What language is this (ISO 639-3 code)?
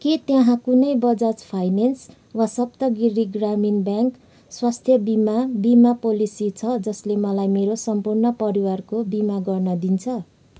nep